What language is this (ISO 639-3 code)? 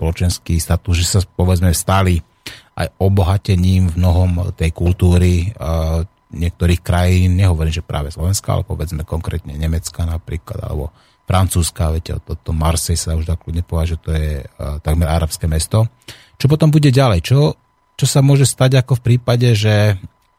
slk